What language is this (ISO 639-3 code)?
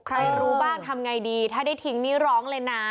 tha